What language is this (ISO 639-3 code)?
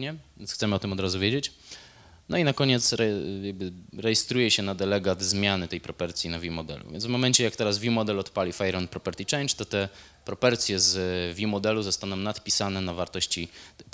pol